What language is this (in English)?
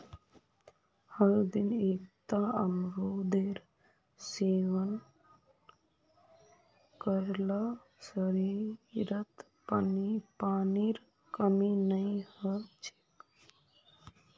Magahi